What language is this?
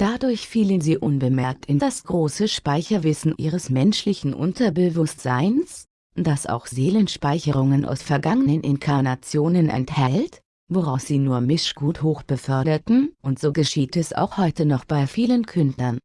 German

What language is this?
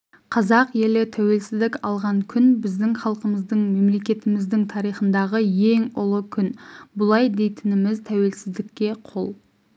Kazakh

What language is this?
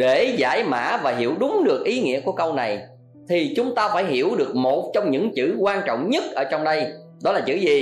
Vietnamese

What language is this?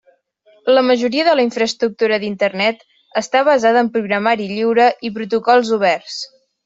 Catalan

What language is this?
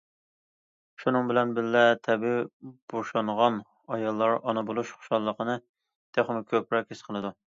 Uyghur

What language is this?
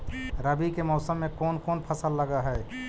Magahi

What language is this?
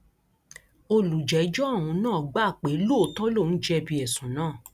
Yoruba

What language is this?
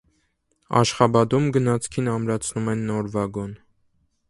Armenian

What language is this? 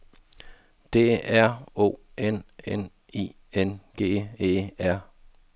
Danish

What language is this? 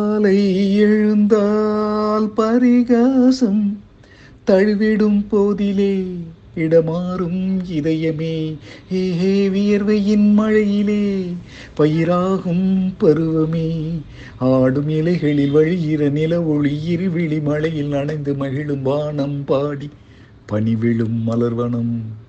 Tamil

